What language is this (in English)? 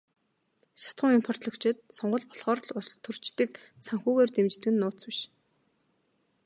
Mongolian